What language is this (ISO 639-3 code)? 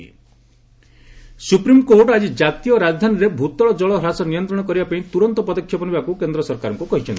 ori